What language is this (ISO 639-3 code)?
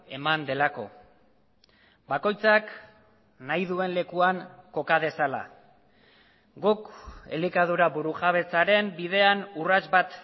eus